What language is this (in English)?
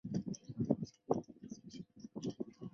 Chinese